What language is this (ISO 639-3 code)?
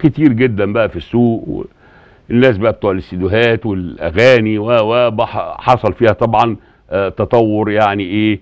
ara